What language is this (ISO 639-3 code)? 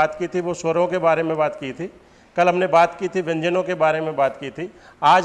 hin